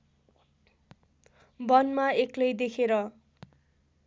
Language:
Nepali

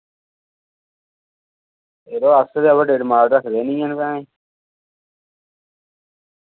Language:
Dogri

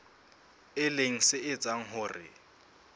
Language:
Southern Sotho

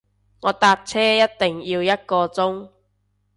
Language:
Cantonese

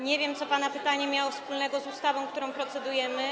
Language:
Polish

